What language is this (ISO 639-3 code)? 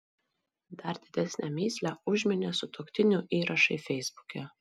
lit